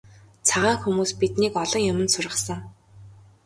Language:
Mongolian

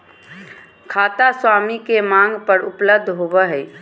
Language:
Magahi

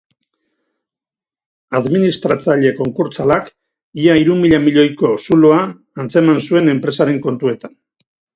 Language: Basque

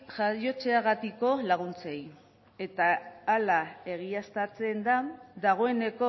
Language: Basque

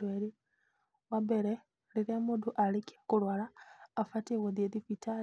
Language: Kikuyu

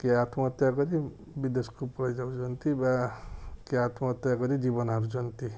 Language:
Odia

